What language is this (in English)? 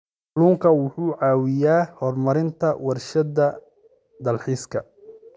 Somali